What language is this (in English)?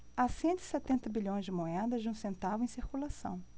Portuguese